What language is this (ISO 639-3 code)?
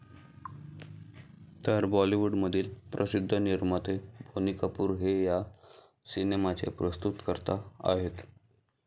mar